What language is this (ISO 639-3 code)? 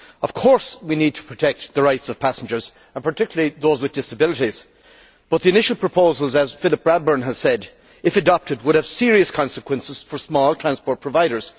eng